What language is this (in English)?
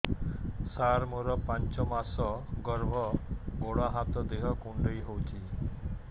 Odia